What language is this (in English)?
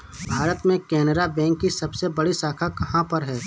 Hindi